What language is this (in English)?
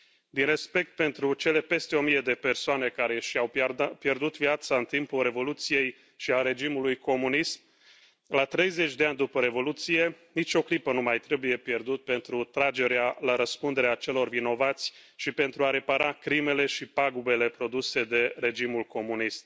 Romanian